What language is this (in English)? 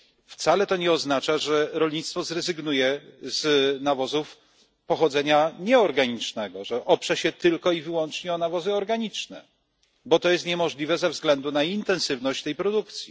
Polish